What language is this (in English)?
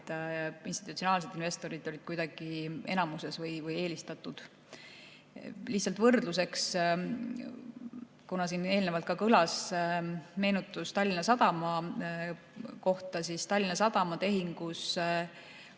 Estonian